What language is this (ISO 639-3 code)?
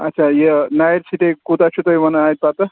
kas